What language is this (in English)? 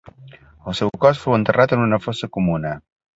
Catalan